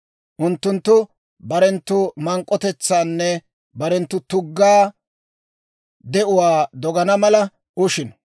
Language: Dawro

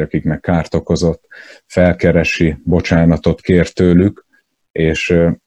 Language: Hungarian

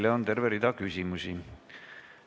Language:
Estonian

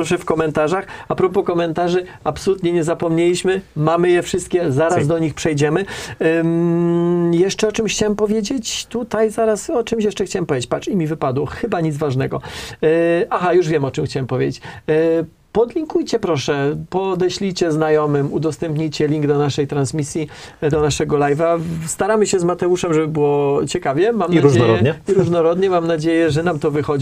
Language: Polish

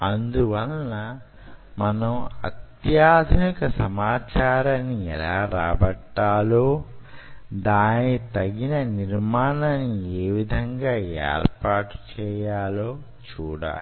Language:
Telugu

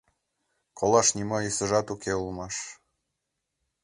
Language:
Mari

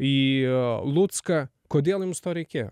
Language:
Lithuanian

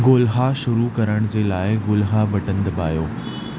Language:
Sindhi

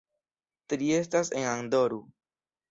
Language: Esperanto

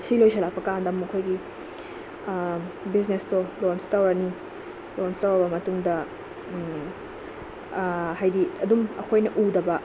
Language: Manipuri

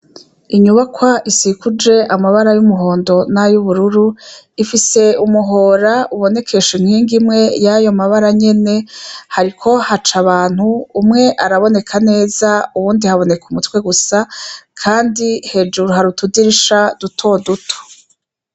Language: Rundi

